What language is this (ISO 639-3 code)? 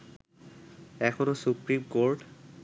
ben